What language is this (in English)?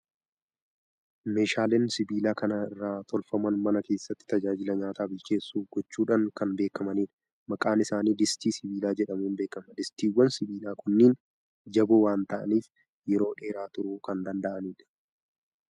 Oromo